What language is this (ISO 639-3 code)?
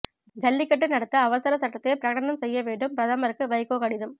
tam